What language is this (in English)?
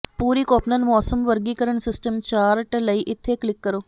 Punjabi